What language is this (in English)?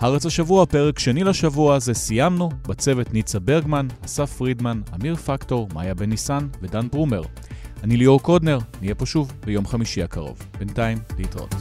Hebrew